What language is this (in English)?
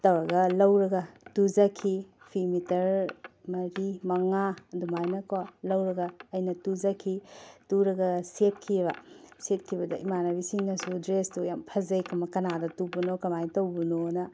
Manipuri